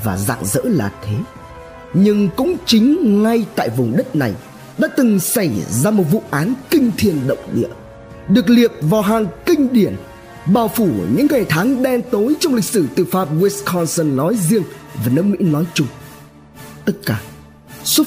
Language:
Vietnamese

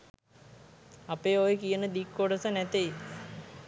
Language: Sinhala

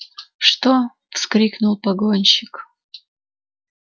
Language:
Russian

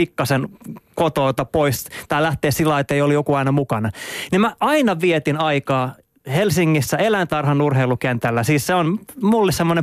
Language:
Finnish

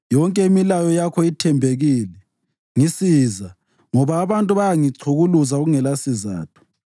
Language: North Ndebele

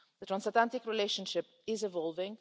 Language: English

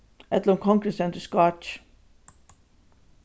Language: Faroese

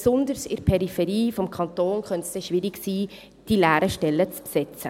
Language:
Swiss German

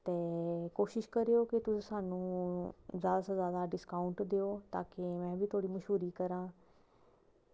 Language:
Dogri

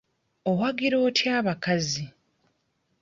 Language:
Ganda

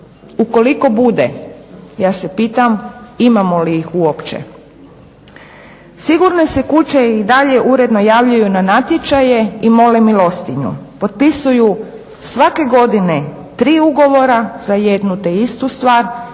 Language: Croatian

